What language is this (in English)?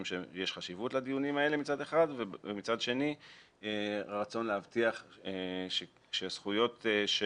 Hebrew